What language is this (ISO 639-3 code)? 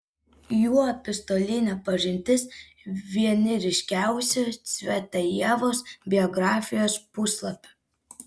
lit